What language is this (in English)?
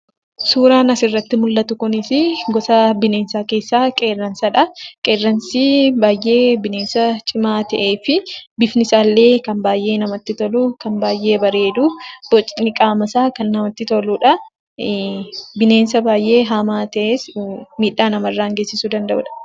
Oromo